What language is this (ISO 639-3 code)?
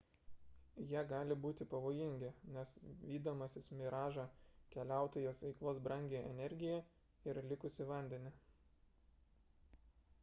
lit